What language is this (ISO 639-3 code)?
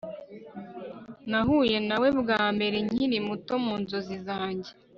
kin